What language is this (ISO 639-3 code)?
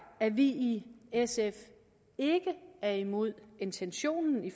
dan